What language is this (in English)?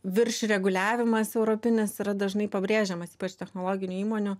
Lithuanian